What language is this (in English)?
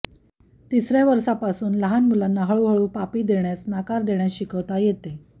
Marathi